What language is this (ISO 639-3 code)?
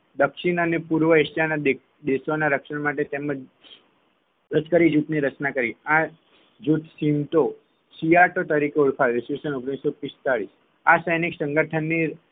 guj